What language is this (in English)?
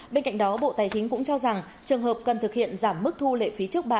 Vietnamese